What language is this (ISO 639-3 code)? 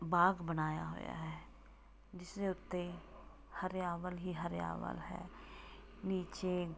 pan